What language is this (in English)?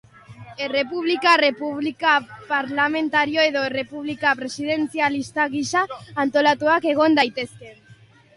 Basque